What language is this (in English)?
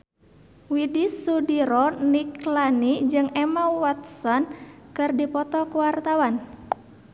Sundanese